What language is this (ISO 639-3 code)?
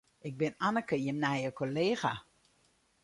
fry